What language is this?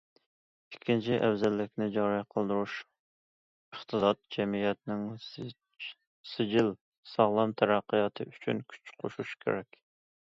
Uyghur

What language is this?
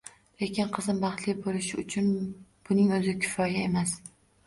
Uzbek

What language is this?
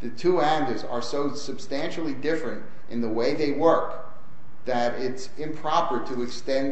English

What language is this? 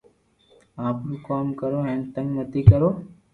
Loarki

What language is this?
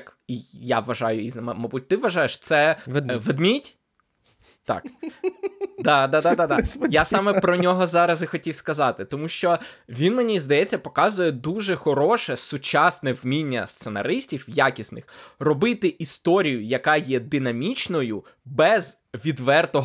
Ukrainian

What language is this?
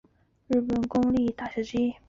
Chinese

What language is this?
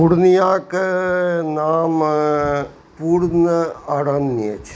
Maithili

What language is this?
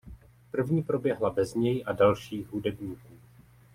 Czech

